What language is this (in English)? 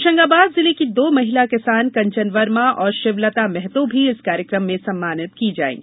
Hindi